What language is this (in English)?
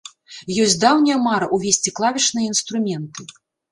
Belarusian